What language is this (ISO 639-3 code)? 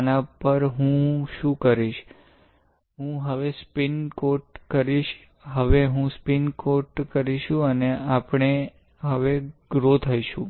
guj